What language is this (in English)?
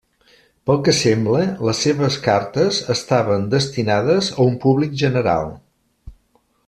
Catalan